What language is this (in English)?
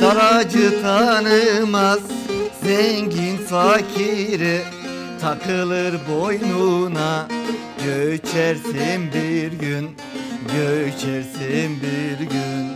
Turkish